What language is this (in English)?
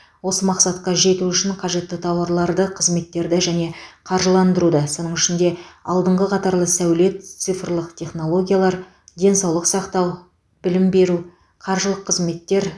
Kazakh